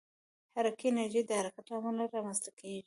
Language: Pashto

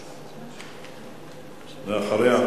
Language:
Hebrew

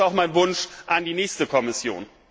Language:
German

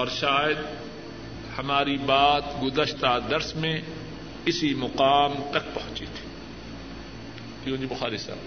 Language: Urdu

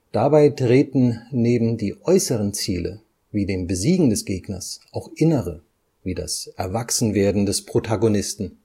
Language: German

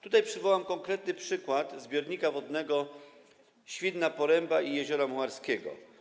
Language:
Polish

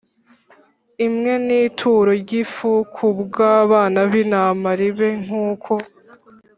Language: Kinyarwanda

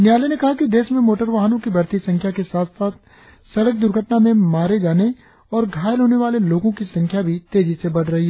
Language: Hindi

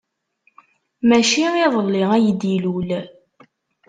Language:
Kabyle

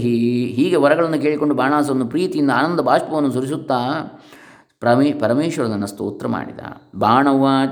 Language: Kannada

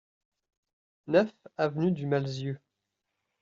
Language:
French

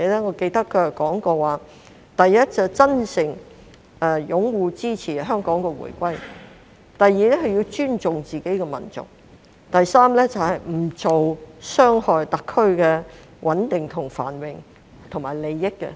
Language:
Cantonese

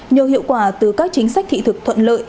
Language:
Vietnamese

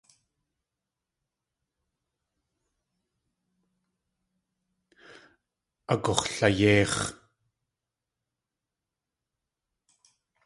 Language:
Tlingit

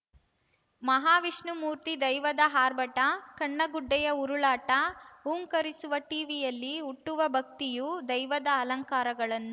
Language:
Kannada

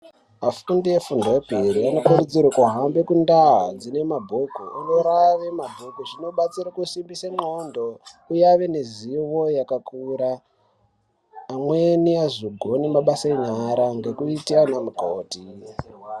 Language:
Ndau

